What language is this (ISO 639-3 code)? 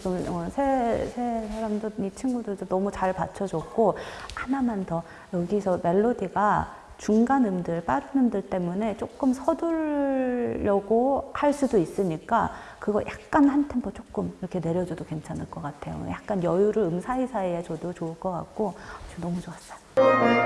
kor